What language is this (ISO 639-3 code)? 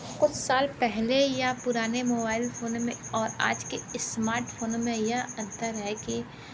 hin